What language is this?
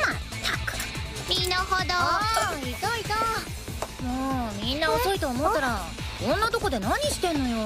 Japanese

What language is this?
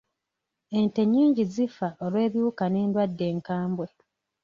Ganda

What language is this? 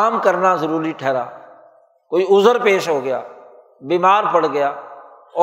Urdu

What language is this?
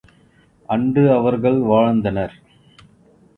Tamil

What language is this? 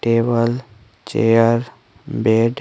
Hindi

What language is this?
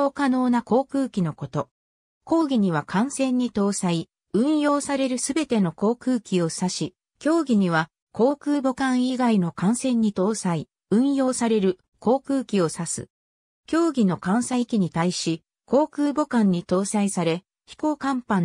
Japanese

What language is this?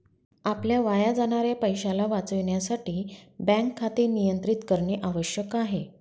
Marathi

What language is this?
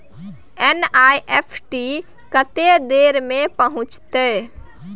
Maithili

